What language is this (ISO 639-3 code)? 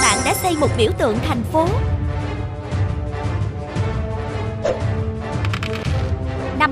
vie